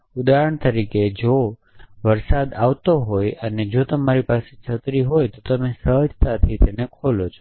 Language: Gujarati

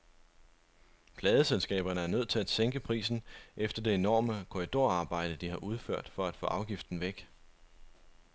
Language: Danish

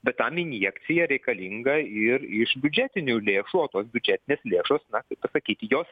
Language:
Lithuanian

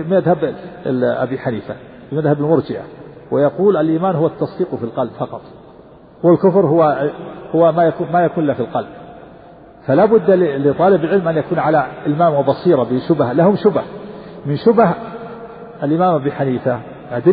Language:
Arabic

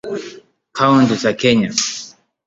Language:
Swahili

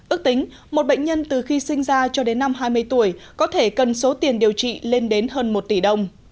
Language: Vietnamese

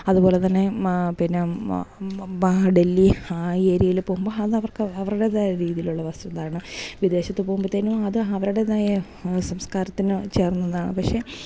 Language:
Malayalam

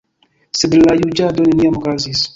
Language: Esperanto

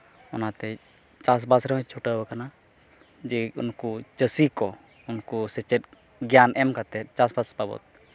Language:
Santali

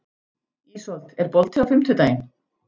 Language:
Icelandic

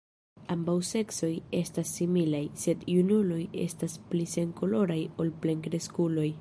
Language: Esperanto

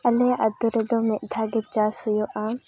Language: Santali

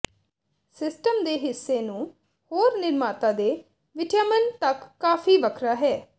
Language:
Punjabi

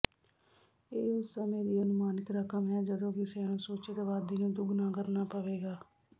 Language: Punjabi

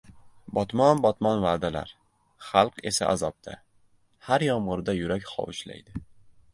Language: Uzbek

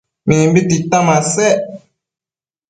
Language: Matsés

